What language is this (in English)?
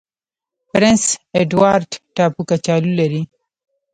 Pashto